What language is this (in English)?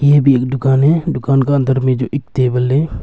Hindi